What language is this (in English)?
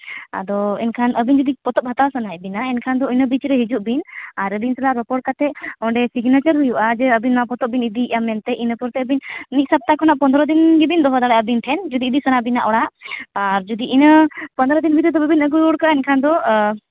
Santali